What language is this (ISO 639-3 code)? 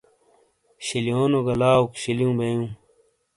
scl